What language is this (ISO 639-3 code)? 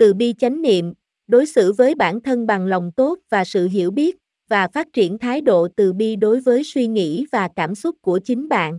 vie